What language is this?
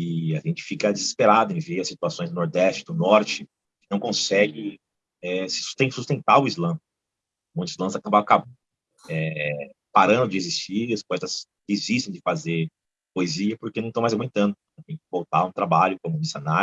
Portuguese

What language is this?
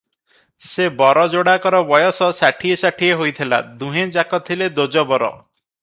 Odia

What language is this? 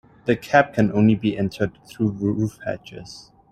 English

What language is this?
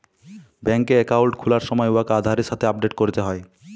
Bangla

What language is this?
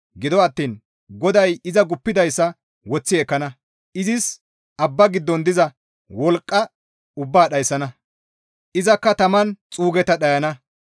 Gamo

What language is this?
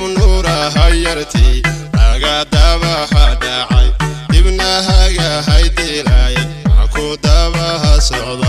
Arabic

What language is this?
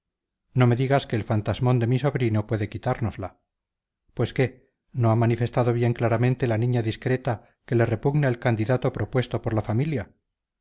Spanish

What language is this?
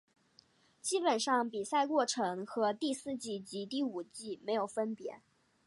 Chinese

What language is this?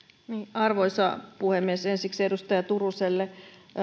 Finnish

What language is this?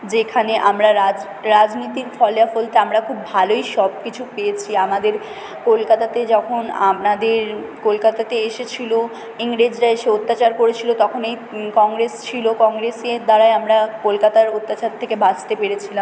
Bangla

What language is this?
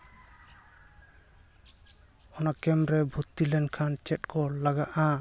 Santali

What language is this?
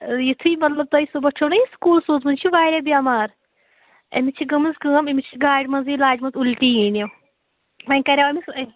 Kashmiri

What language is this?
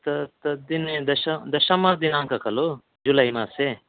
Sanskrit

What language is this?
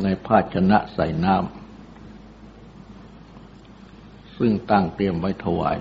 Thai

